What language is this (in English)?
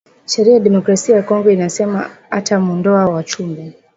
Swahili